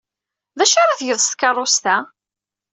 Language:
Kabyle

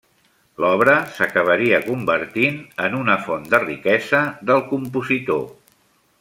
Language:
Catalan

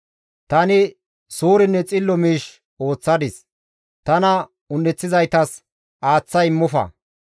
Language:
Gamo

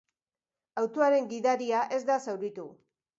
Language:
Basque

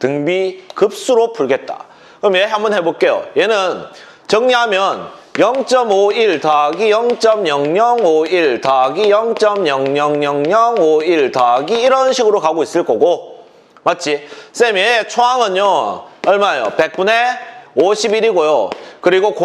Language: Korean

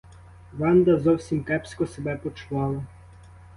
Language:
Ukrainian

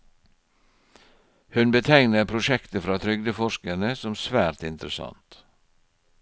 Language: Norwegian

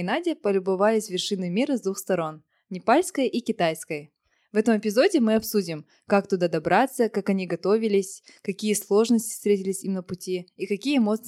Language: Russian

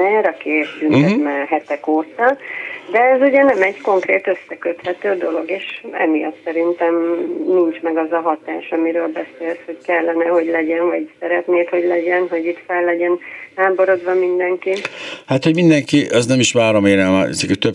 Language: Hungarian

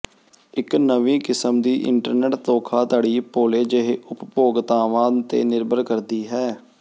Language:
Punjabi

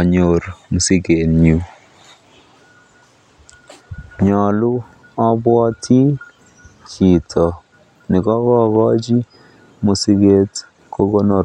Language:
Kalenjin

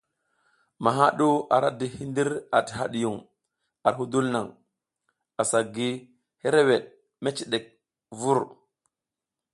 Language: South Giziga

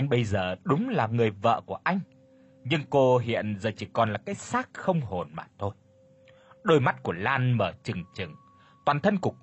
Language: Vietnamese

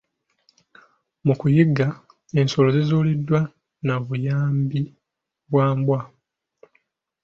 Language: Ganda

